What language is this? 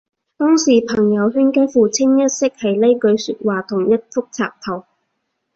Cantonese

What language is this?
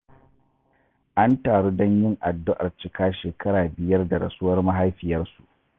Hausa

